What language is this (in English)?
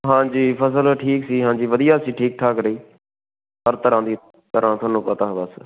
Punjabi